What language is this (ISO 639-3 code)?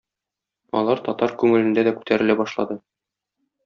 tat